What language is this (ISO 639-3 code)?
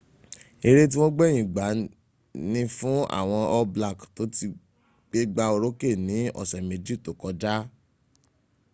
yor